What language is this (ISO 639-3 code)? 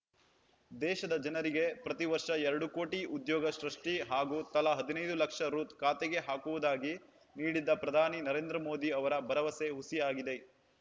kan